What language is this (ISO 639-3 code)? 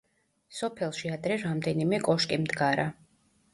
kat